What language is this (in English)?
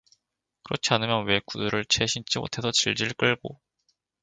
Korean